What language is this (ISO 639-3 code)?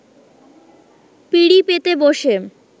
ben